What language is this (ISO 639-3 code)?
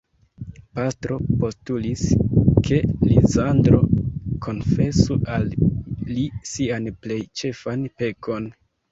epo